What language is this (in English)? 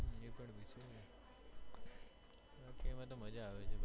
Gujarati